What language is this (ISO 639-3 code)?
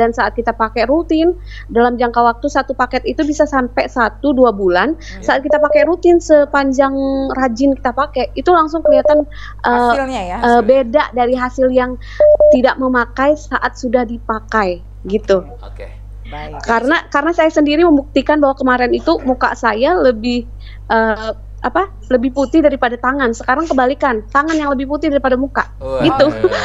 ind